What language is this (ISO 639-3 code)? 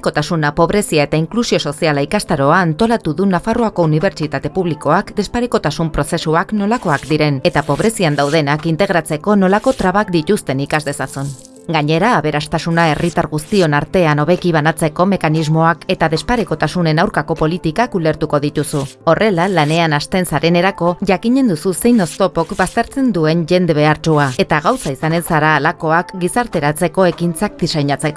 eus